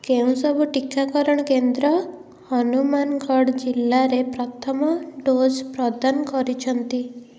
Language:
Odia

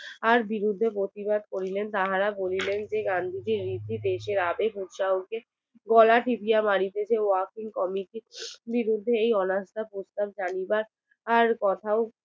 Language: Bangla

